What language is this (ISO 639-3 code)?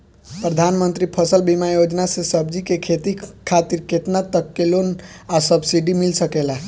bho